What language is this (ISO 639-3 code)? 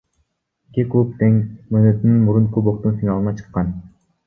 kir